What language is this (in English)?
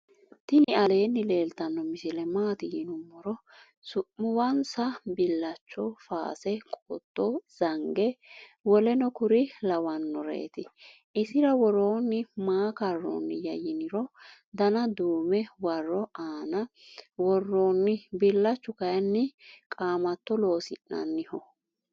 Sidamo